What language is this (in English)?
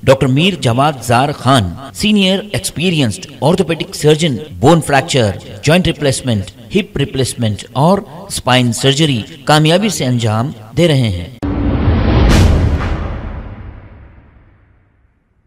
Hindi